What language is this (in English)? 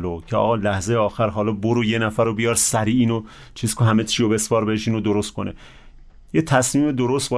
Persian